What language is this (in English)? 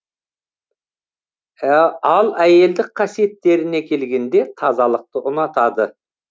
Kazakh